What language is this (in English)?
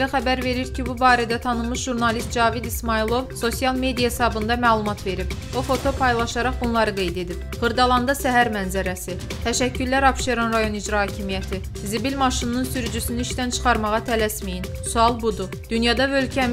Turkish